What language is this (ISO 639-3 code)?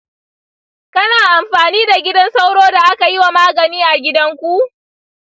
hau